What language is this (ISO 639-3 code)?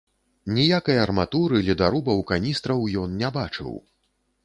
bel